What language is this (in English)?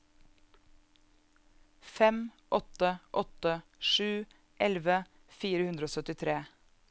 Norwegian